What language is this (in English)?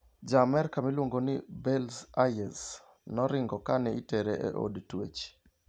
Luo (Kenya and Tanzania)